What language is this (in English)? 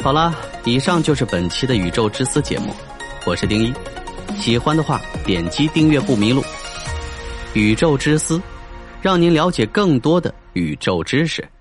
Chinese